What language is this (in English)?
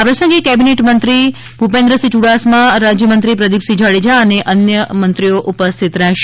Gujarati